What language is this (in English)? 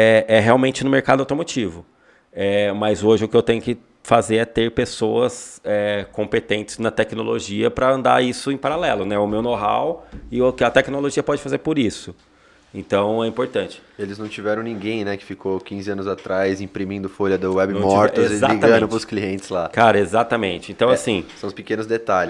Portuguese